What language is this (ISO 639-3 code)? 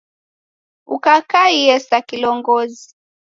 dav